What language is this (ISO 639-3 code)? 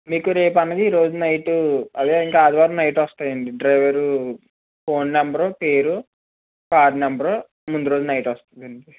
tel